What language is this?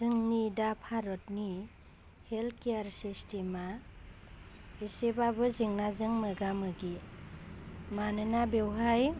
Bodo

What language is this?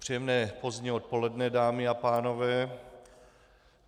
Czech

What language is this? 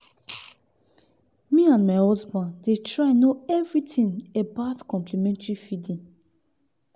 Nigerian Pidgin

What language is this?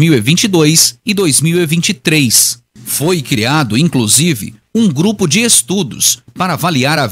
Portuguese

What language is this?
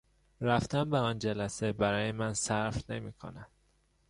Persian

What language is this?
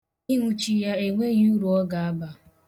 Igbo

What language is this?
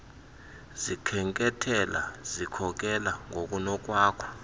Xhosa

